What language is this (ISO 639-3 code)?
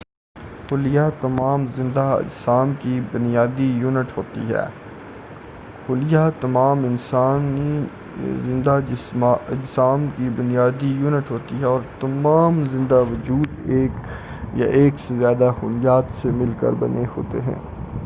urd